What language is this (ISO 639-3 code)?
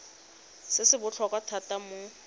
tsn